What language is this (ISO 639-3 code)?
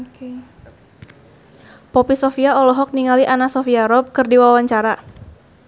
sun